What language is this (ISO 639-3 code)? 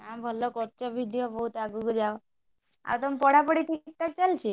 ori